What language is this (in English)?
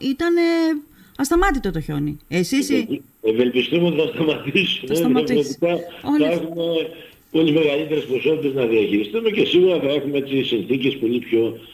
Greek